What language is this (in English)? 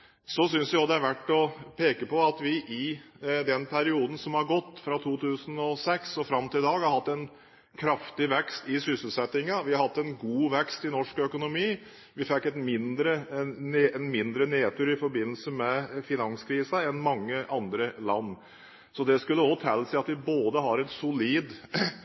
Norwegian Bokmål